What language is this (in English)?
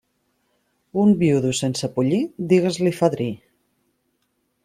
Catalan